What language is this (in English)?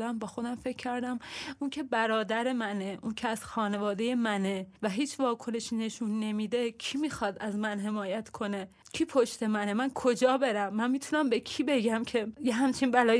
Persian